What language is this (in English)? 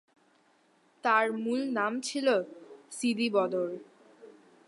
Bangla